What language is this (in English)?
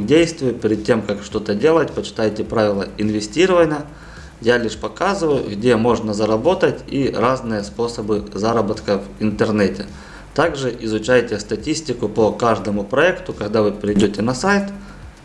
Russian